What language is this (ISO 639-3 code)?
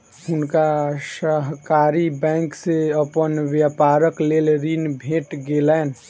mai